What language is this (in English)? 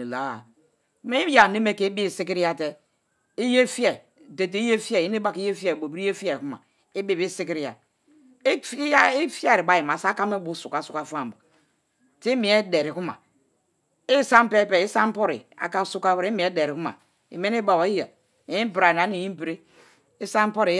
Kalabari